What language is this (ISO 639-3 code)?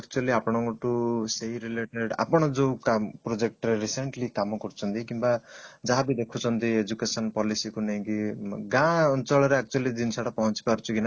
ori